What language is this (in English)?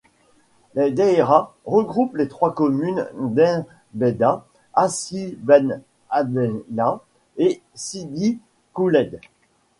French